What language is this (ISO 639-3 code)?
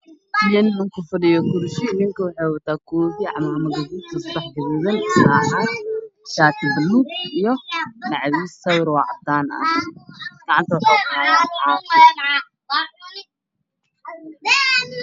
som